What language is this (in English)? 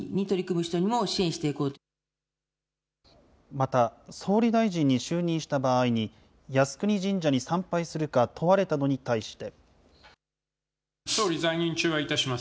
Japanese